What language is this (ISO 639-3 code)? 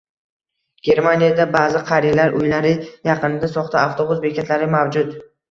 uzb